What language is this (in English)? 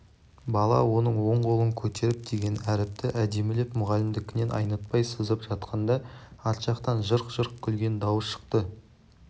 Kazakh